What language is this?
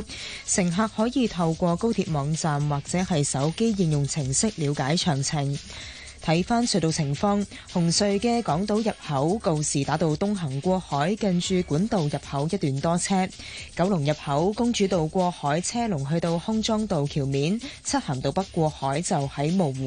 Chinese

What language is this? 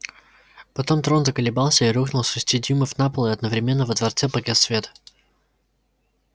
Russian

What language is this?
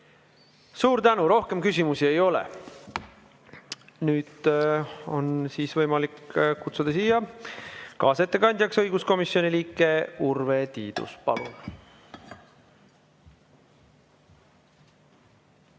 Estonian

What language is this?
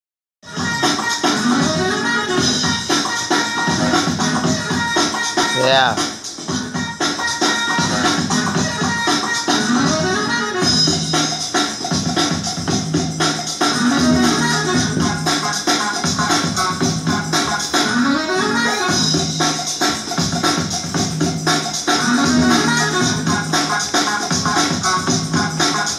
Spanish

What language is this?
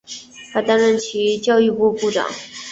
Chinese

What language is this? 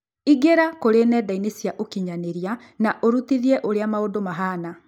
Kikuyu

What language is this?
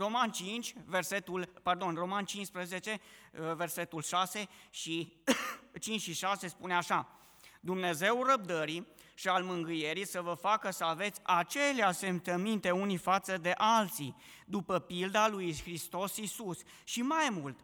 Romanian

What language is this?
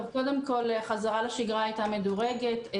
Hebrew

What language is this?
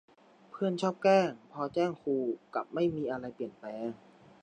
Thai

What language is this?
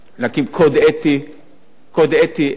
Hebrew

